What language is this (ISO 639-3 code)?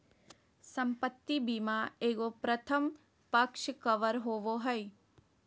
mag